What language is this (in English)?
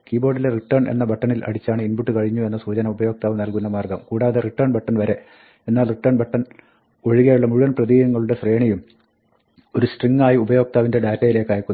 Malayalam